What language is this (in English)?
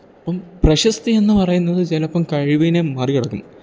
Malayalam